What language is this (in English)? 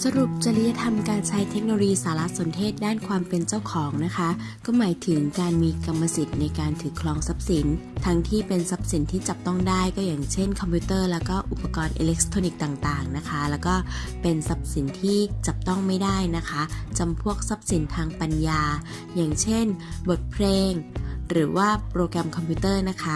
Thai